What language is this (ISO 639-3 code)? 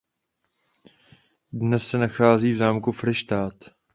ces